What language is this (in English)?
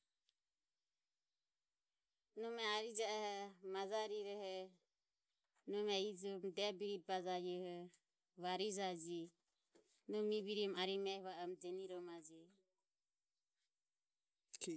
Ömie